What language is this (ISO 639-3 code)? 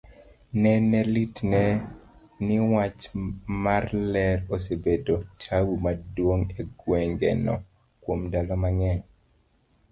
luo